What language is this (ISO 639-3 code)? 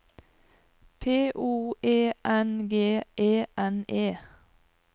nor